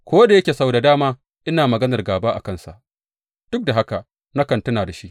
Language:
Hausa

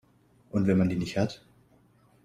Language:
German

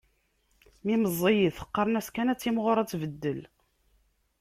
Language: Kabyle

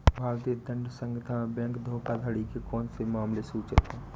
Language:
Hindi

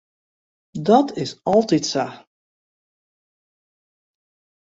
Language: Western Frisian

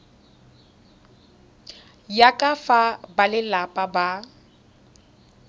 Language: Tswana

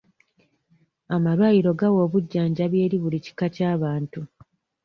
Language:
Ganda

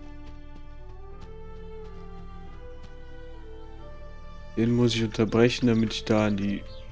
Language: German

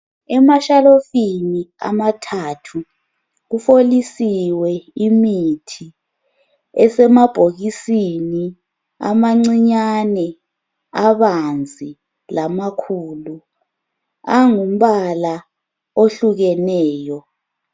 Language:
North Ndebele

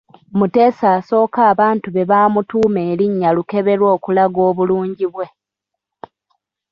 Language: Ganda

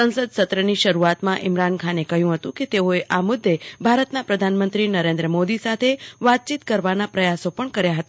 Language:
Gujarati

